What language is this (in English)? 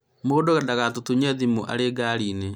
Kikuyu